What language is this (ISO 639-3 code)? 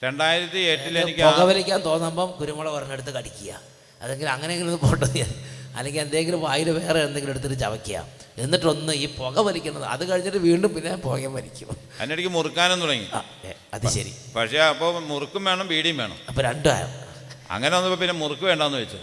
mal